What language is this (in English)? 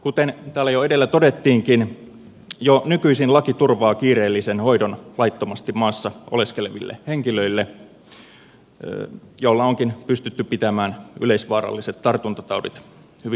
Finnish